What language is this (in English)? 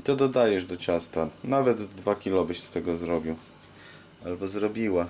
Polish